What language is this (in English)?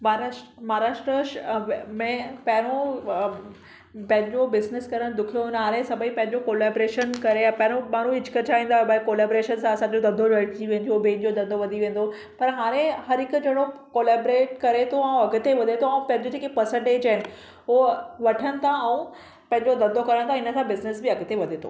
Sindhi